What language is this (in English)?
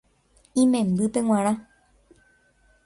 Guarani